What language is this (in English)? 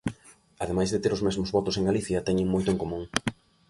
Galician